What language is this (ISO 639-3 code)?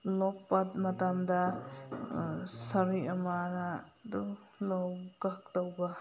mni